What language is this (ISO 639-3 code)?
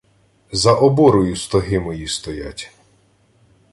ukr